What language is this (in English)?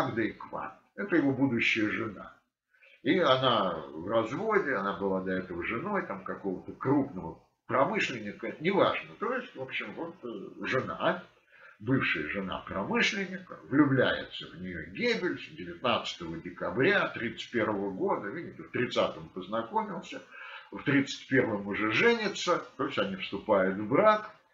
Russian